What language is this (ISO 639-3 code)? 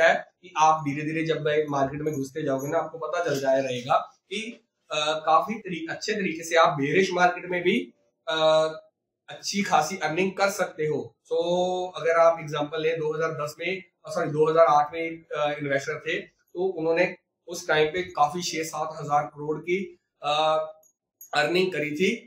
hin